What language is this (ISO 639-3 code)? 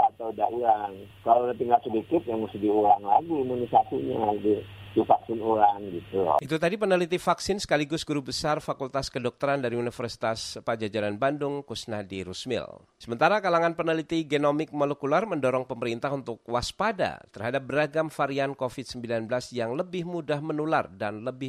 ind